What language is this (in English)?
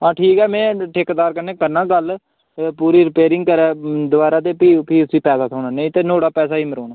Dogri